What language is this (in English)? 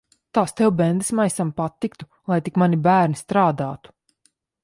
Latvian